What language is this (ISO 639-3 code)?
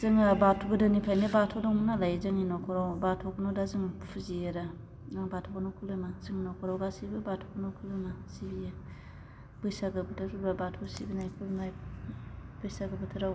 brx